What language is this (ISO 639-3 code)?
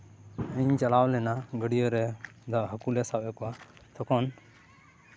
sat